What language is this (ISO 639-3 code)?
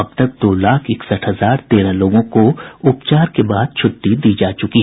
hin